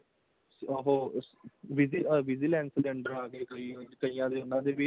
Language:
Punjabi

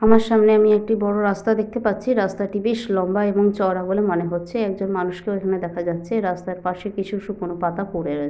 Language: Bangla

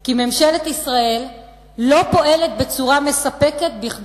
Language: Hebrew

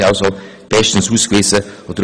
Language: Swiss German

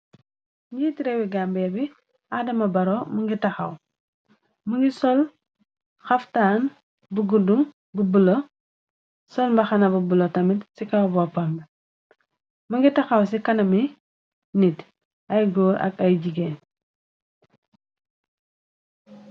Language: Wolof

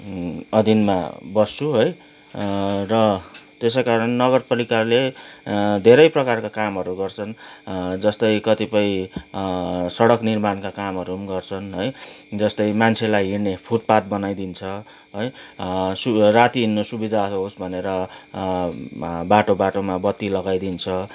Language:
Nepali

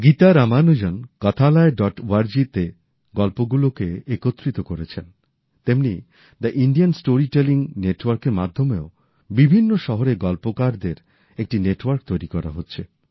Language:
Bangla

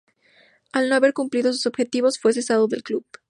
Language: Spanish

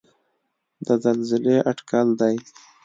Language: Pashto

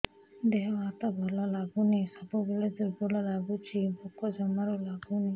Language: Odia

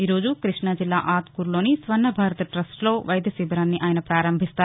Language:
Telugu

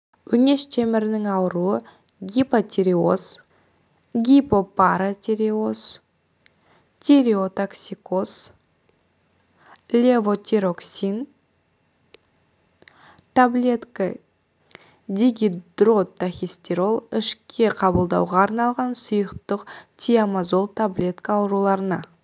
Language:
Kazakh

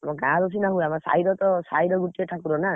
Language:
Odia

